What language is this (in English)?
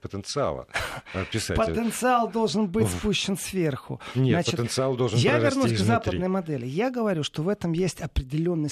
Russian